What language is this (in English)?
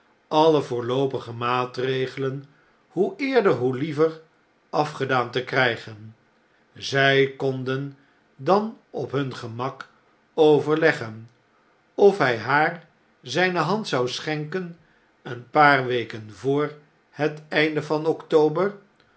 Dutch